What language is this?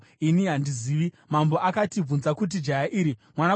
Shona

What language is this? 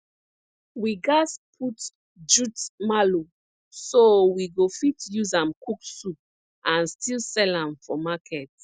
Nigerian Pidgin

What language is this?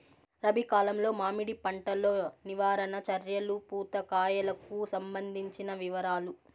Telugu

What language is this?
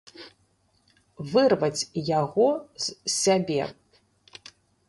Belarusian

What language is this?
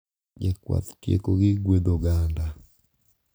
Luo (Kenya and Tanzania)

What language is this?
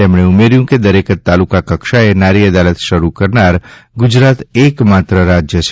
Gujarati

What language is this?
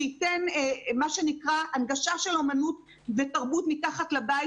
Hebrew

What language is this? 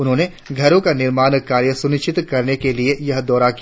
Hindi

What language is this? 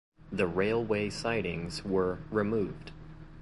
English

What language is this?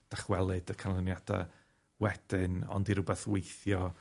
Welsh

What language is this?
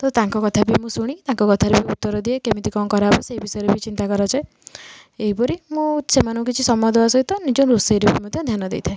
Odia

